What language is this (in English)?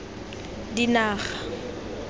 Tswana